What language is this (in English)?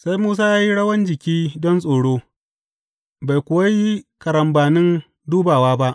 Hausa